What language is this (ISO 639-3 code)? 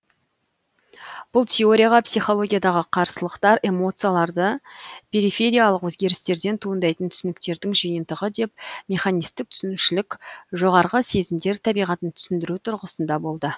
kaz